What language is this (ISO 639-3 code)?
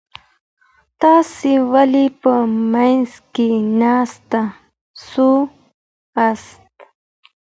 pus